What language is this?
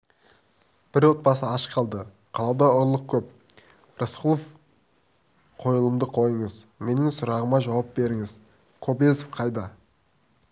Kazakh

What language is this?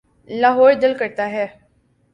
Urdu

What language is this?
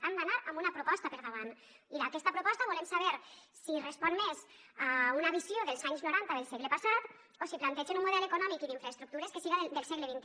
Catalan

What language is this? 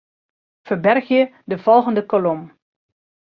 Western Frisian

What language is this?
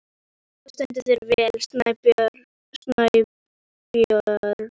Icelandic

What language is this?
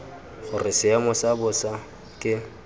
Tswana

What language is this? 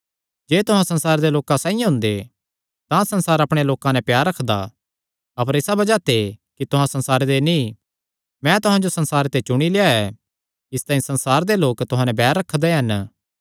Kangri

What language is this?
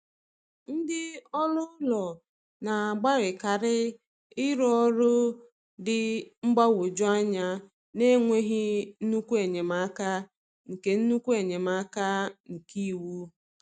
Igbo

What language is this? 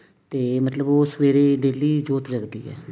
Punjabi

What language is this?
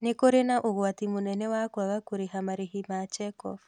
Kikuyu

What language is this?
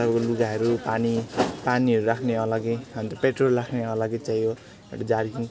Nepali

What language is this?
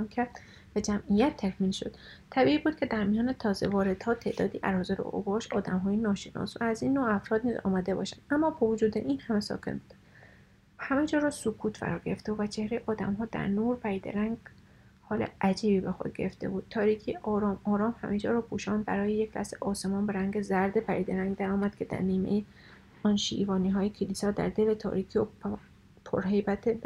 Persian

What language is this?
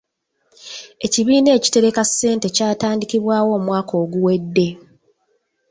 Ganda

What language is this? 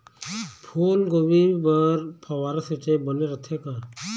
Chhattisgarhi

